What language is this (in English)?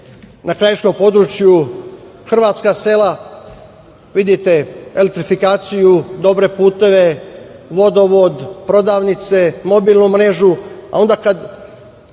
Serbian